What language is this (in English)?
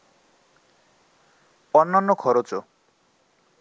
Bangla